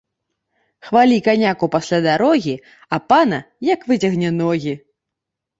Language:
Belarusian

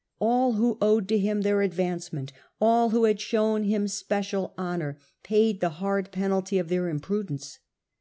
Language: English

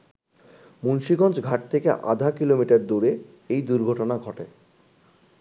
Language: Bangla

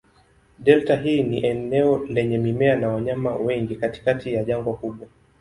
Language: Swahili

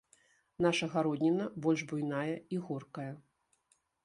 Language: Belarusian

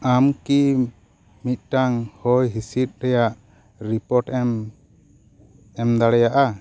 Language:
Santali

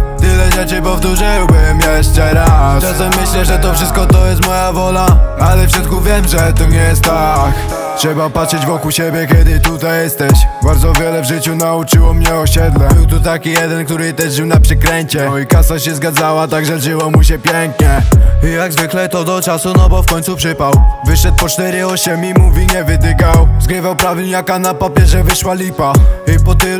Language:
Polish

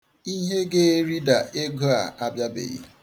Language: Igbo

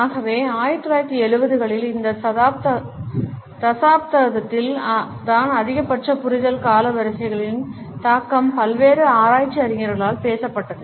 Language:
Tamil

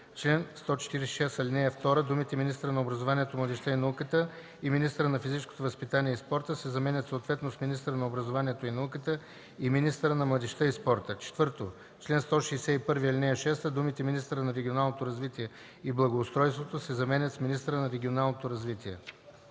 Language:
Bulgarian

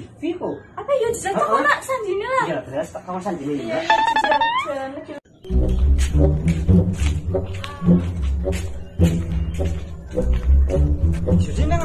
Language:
Korean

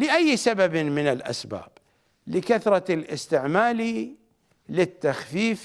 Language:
Arabic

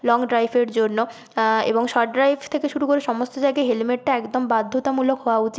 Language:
Bangla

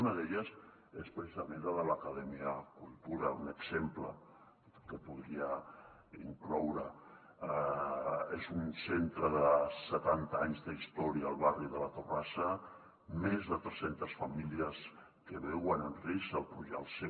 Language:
Catalan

